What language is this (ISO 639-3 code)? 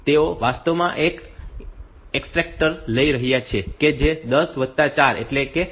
guj